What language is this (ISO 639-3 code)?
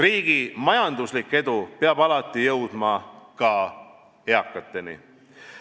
est